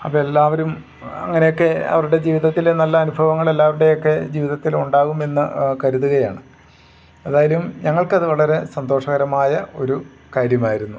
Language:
Malayalam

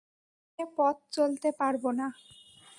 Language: Bangla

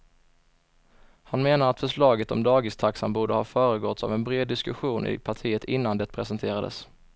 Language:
Swedish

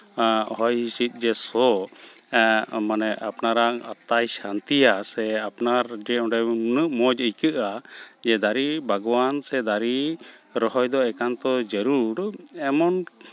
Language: Santali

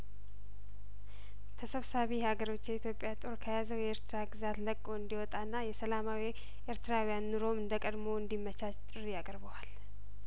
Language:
Amharic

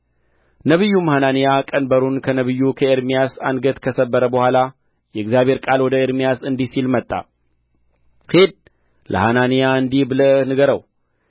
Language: Amharic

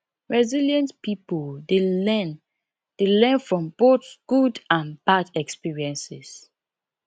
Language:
Nigerian Pidgin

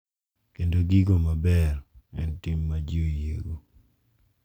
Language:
Luo (Kenya and Tanzania)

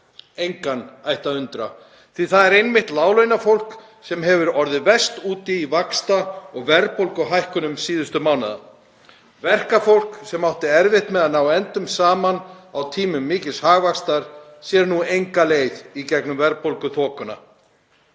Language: Icelandic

